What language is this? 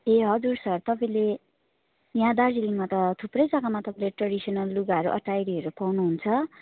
Nepali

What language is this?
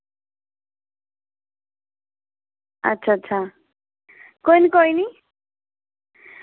Dogri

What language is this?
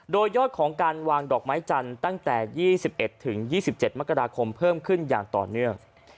Thai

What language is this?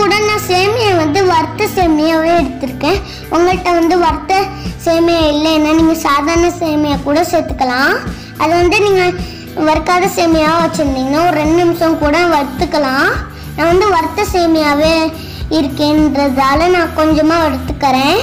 Hindi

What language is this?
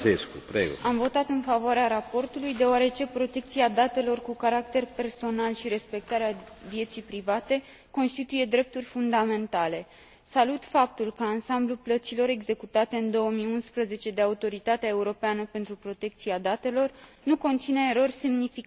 Romanian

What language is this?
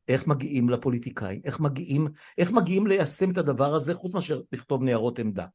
Hebrew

